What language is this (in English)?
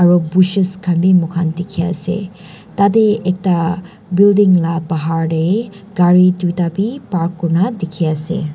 Naga Pidgin